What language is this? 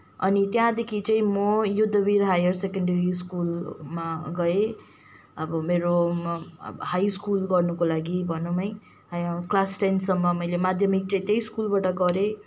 Nepali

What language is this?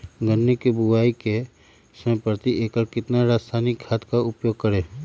Magahi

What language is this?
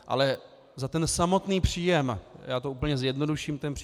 Czech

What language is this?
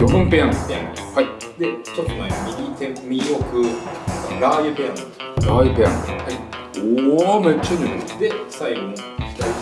Japanese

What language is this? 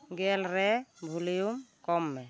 Santali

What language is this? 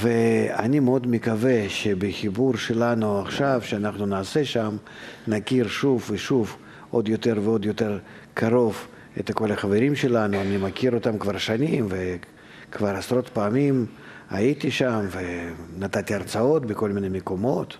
Hebrew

